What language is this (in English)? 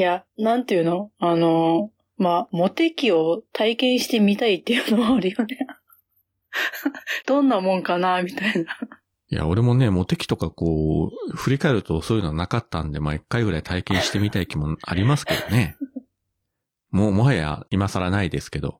Japanese